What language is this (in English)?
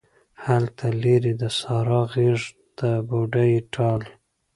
Pashto